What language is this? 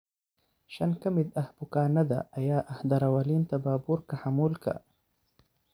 Somali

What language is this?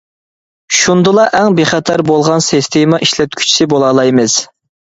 Uyghur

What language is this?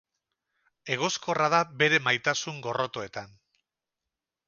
Basque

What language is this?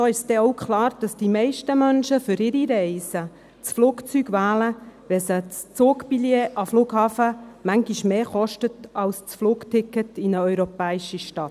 Swiss German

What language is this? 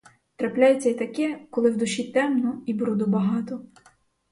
Ukrainian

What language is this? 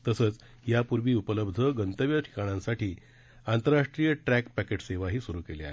Marathi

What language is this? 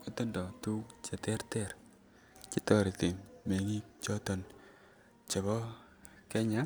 Kalenjin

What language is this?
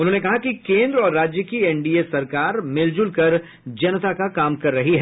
Hindi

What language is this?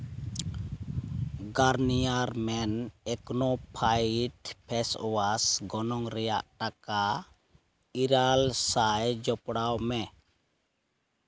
Santali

